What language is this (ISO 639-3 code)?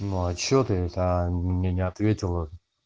rus